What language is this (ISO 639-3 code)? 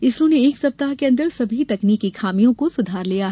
hin